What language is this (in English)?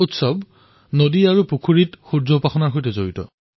Assamese